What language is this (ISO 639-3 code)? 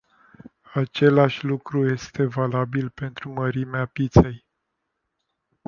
ron